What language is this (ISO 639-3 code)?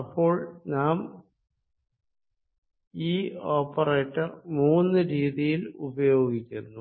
mal